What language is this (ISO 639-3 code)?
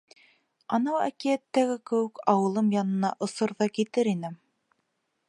bak